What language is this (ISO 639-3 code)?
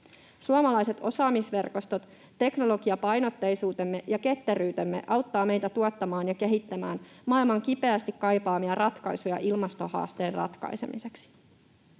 fin